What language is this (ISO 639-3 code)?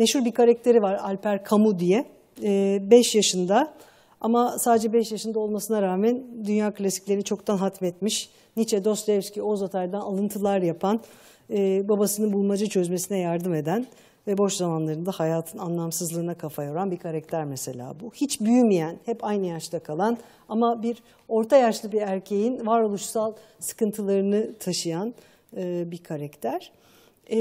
tur